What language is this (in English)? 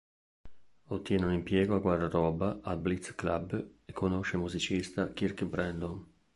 Italian